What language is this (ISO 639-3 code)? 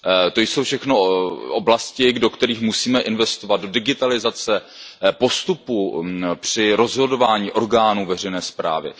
ces